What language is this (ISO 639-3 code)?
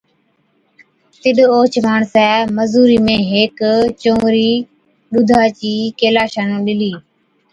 odk